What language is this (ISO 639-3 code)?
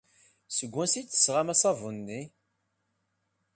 kab